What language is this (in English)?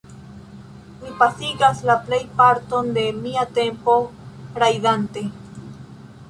Esperanto